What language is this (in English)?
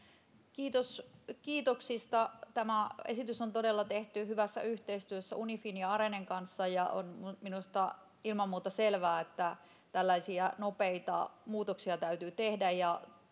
Finnish